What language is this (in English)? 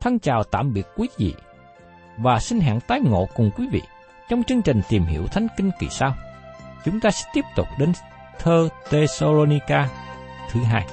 Vietnamese